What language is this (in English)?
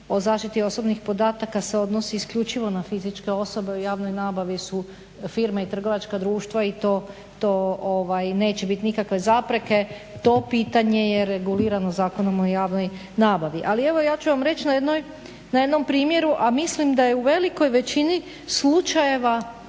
Croatian